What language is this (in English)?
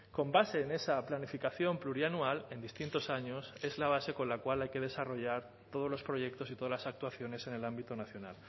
Spanish